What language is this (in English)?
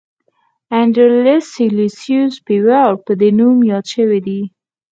Pashto